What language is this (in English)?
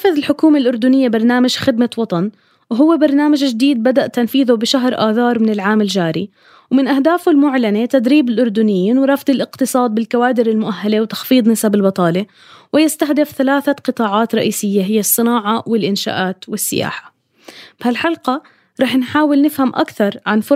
Arabic